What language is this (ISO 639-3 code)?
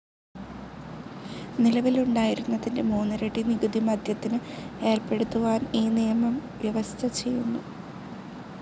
mal